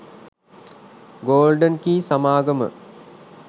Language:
Sinhala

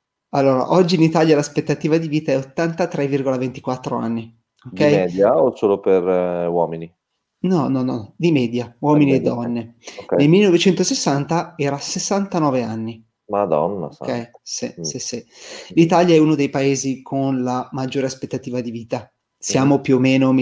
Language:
Italian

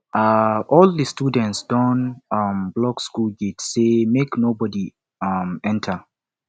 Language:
Nigerian Pidgin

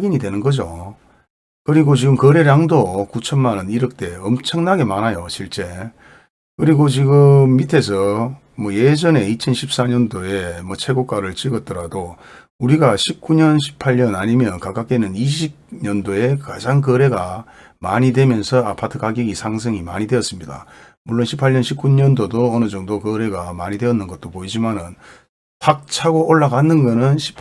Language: Korean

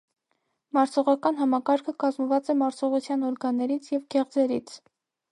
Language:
Armenian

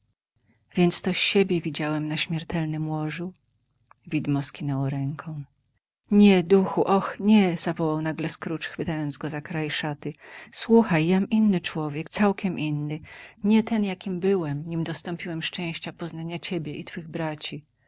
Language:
Polish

